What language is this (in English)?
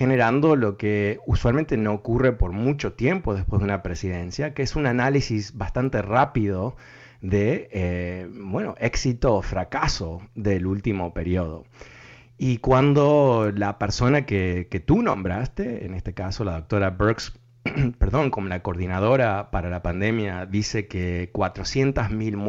Spanish